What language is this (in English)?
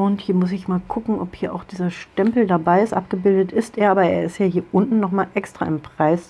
German